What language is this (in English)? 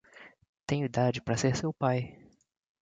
Portuguese